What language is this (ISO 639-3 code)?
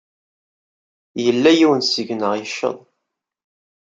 kab